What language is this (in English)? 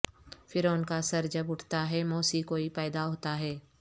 Urdu